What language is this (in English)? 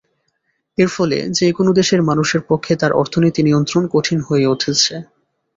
Bangla